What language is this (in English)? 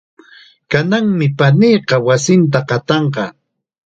Chiquián Ancash Quechua